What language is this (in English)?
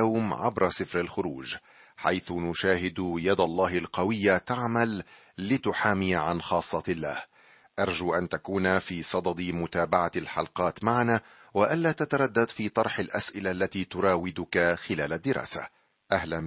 Arabic